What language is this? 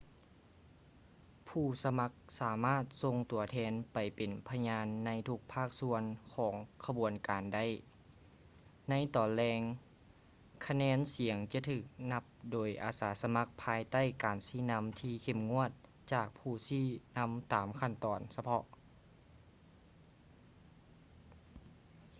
Lao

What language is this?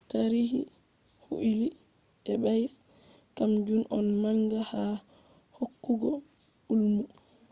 Fula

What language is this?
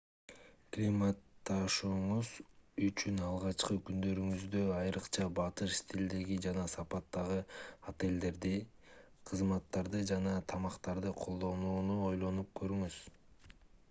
Kyrgyz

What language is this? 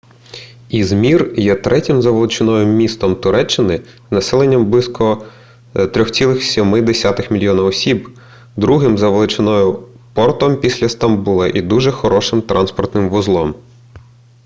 Ukrainian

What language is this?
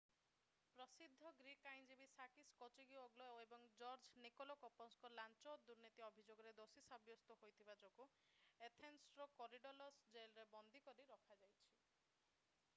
Odia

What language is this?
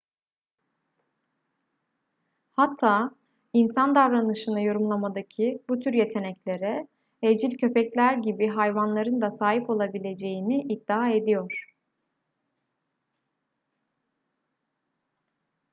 Turkish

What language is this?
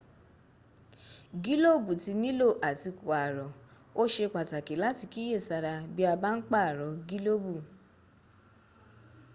Yoruba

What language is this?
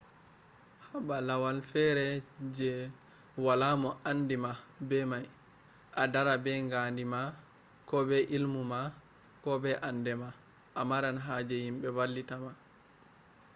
Fula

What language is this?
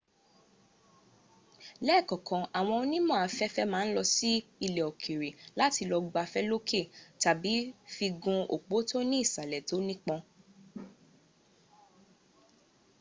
Yoruba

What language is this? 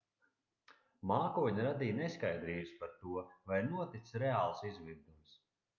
Latvian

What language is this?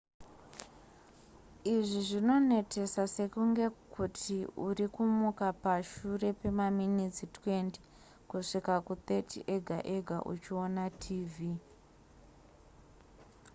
Shona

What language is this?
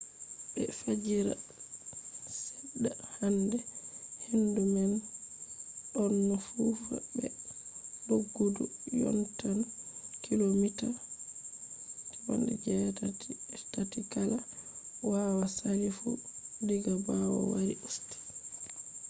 Fula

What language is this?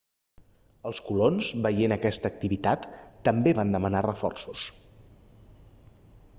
Catalan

